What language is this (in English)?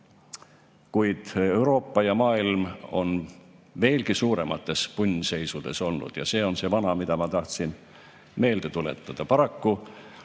Estonian